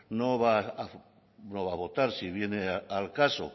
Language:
Spanish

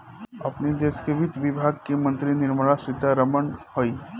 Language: Bhojpuri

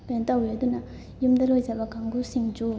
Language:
Manipuri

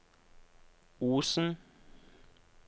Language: Norwegian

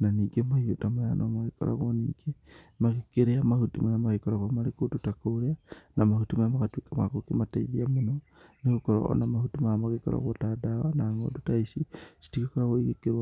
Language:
Kikuyu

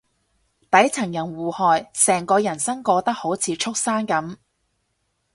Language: Cantonese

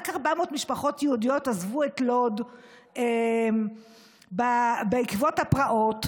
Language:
Hebrew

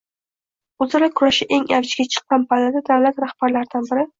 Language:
Uzbek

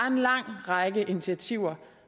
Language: Danish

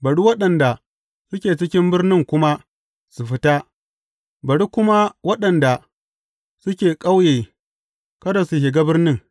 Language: Hausa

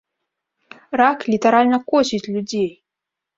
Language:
Belarusian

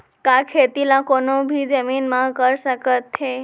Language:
Chhattisgarhi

